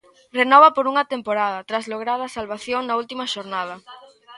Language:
Galician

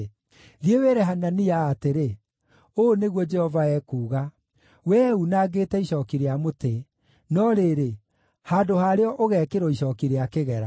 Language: Kikuyu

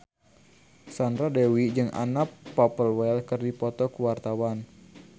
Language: Sundanese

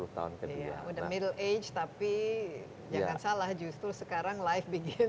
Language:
Indonesian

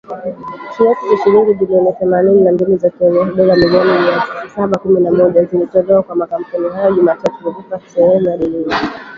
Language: Swahili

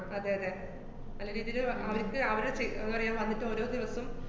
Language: Malayalam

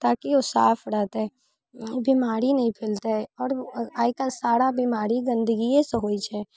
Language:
Maithili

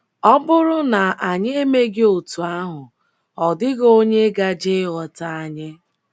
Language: Igbo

